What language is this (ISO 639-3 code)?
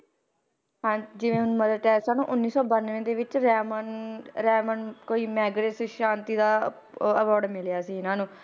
pan